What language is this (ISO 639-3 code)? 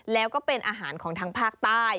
tha